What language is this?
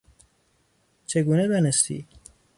Persian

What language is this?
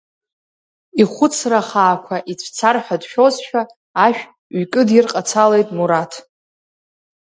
Abkhazian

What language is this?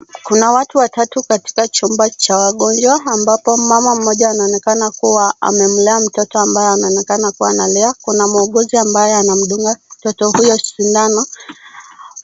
Swahili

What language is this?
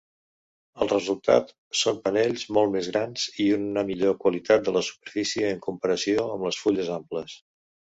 Catalan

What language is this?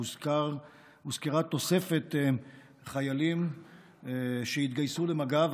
Hebrew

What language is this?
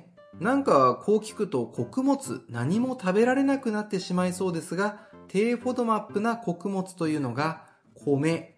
Japanese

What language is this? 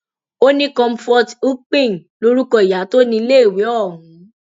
Yoruba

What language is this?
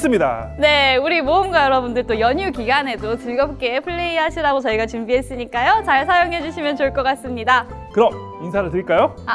Korean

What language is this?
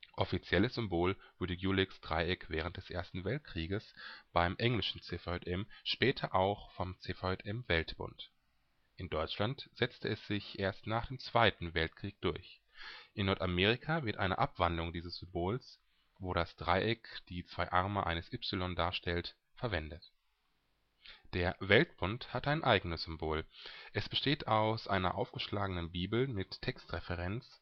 German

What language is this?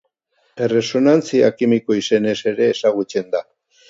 Basque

